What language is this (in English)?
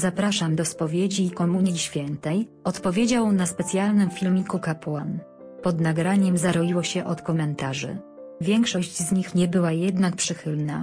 Polish